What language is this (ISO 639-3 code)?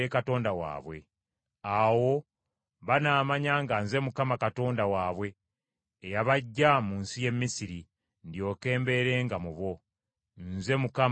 lug